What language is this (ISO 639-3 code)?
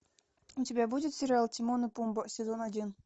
rus